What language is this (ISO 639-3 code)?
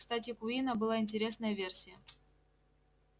rus